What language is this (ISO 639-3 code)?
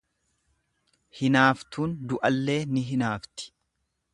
orm